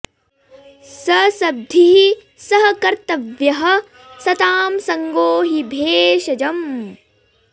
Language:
Sanskrit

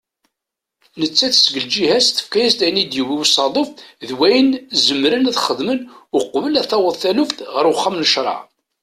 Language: Kabyle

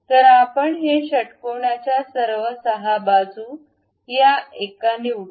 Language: Marathi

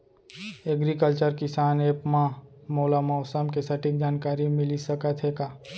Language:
Chhattisgarhi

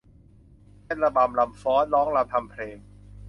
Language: Thai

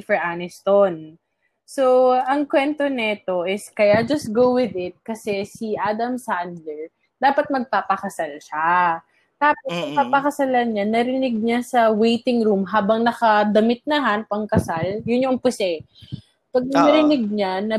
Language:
Filipino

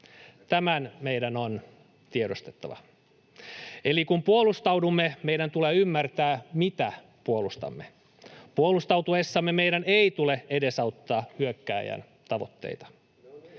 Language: Finnish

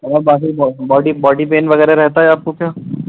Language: Urdu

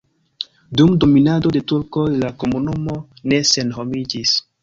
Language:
Esperanto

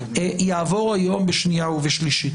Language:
Hebrew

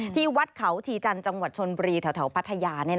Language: Thai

